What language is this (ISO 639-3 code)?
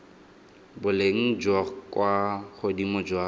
tsn